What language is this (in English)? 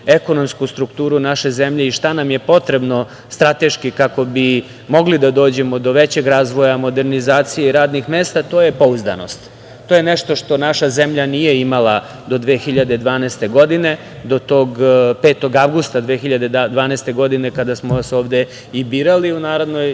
Serbian